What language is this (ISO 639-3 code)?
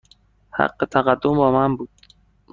fas